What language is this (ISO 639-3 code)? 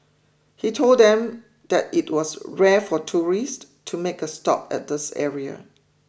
eng